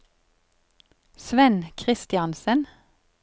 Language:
Norwegian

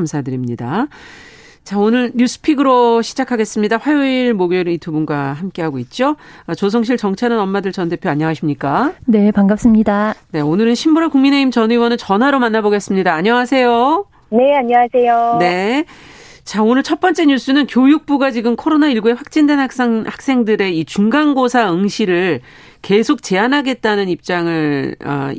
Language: Korean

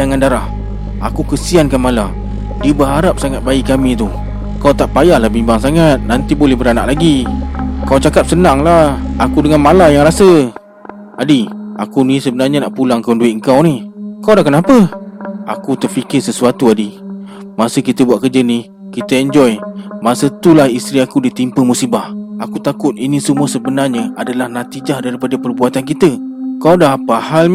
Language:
Malay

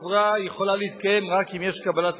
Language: Hebrew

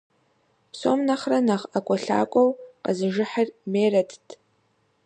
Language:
Kabardian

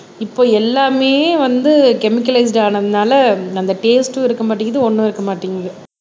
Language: Tamil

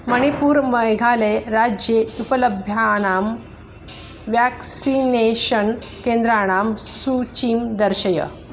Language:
Sanskrit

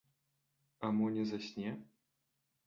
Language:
Belarusian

